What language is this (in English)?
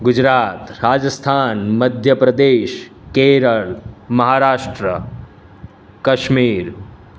Gujarati